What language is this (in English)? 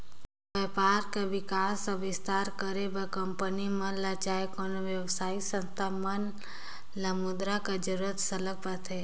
Chhattisgarhi